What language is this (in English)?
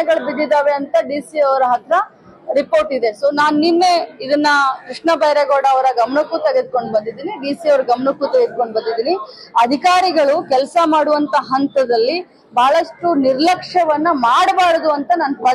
Kannada